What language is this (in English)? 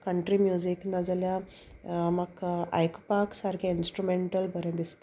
Konkani